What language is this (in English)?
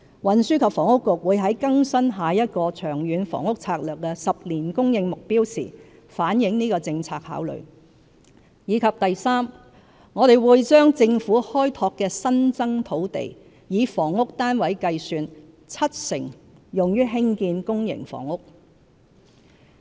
Cantonese